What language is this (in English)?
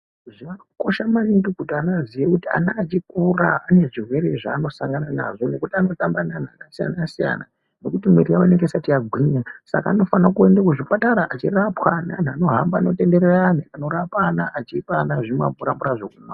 Ndau